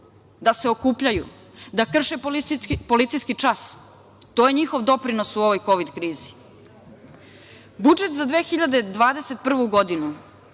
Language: Serbian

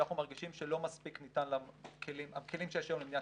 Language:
Hebrew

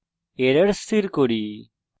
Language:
Bangla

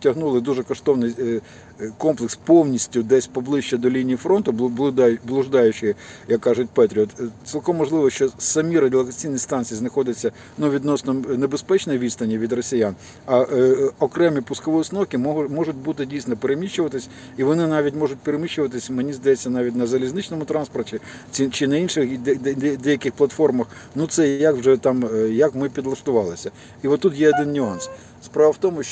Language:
Ukrainian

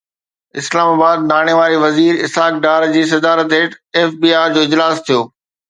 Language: Sindhi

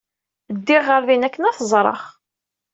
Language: Kabyle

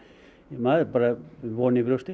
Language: Icelandic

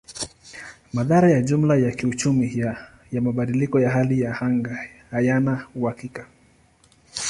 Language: Swahili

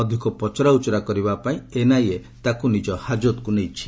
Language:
Odia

